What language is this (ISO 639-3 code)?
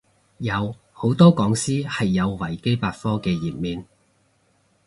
yue